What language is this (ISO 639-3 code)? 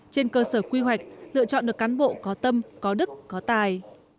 vie